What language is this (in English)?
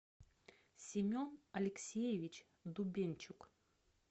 Russian